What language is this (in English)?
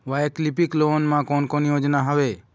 Chhattisgarhi